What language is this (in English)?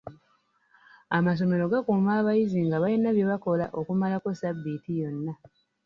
Ganda